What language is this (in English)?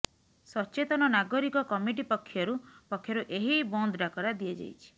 Odia